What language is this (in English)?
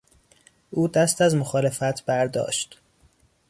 Persian